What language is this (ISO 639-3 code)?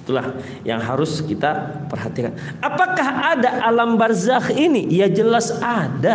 ind